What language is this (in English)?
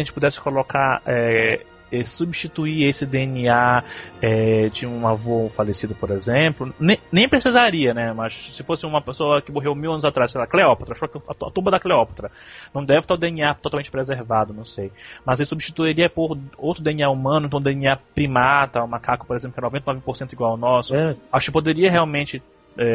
Portuguese